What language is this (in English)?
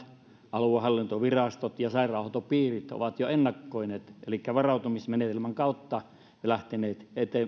Finnish